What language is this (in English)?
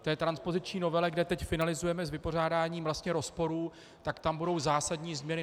Czech